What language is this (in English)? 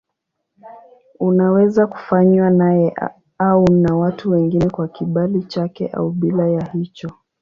Swahili